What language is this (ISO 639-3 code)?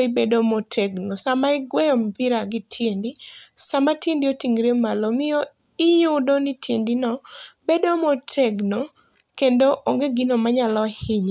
luo